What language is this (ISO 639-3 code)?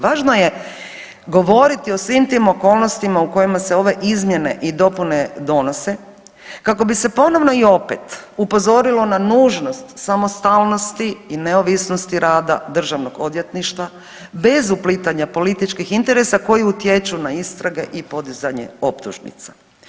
hrv